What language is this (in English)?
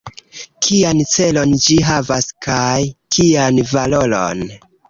Esperanto